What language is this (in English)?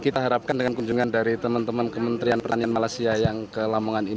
Indonesian